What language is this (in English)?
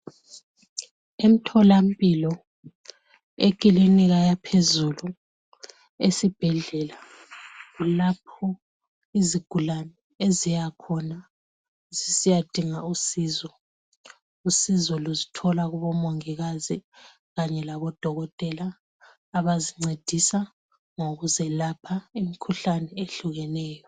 North Ndebele